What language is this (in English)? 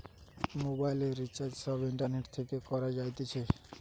Bangla